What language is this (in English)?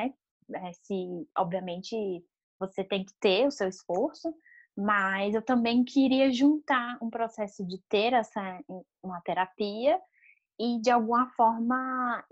Portuguese